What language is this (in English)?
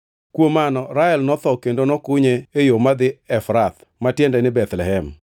Luo (Kenya and Tanzania)